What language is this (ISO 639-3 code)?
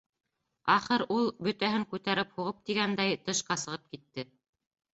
bak